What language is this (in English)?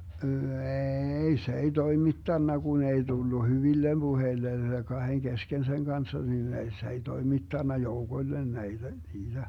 Finnish